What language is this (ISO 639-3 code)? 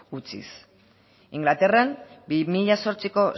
eus